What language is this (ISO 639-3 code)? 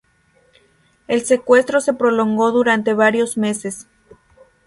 spa